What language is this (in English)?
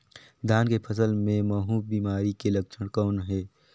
Chhattisgarhi